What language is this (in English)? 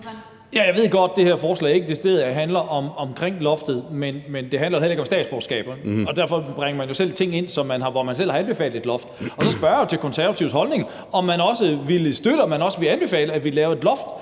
Danish